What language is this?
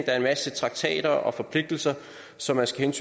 Danish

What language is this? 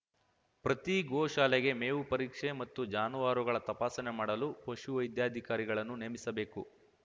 Kannada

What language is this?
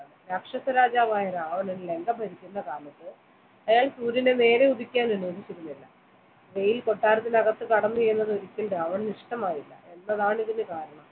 Malayalam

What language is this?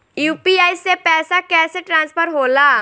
Bhojpuri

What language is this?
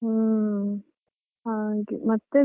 Kannada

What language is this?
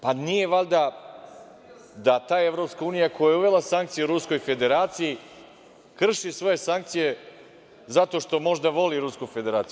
Serbian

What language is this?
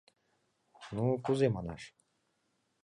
Mari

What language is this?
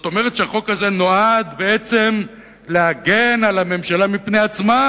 Hebrew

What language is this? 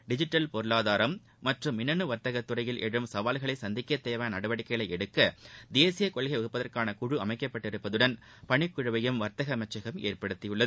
Tamil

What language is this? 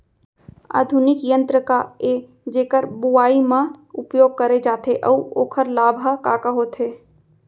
Chhattisgarhi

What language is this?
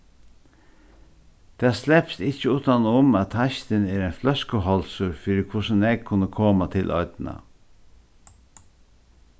Faroese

